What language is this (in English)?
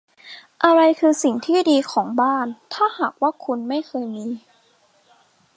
Thai